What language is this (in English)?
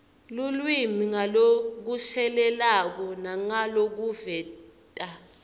Swati